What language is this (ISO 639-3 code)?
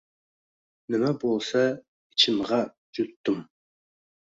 uzb